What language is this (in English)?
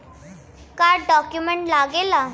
Bhojpuri